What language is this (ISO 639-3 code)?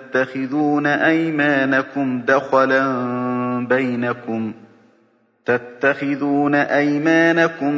ara